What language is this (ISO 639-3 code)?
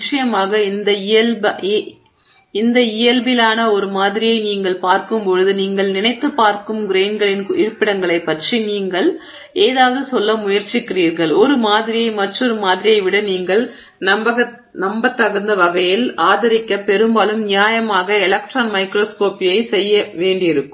tam